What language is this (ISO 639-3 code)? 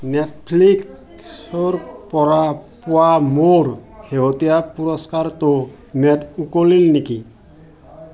asm